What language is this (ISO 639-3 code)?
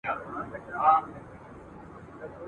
pus